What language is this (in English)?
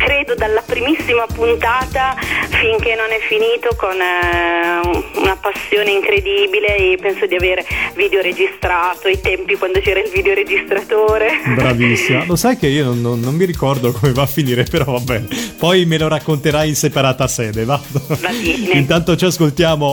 Italian